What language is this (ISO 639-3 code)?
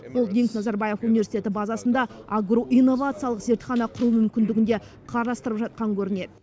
kaz